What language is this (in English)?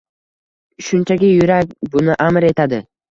Uzbek